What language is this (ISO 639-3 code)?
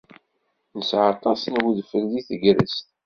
kab